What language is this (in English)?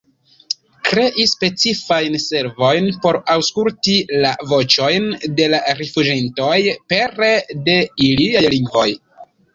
Esperanto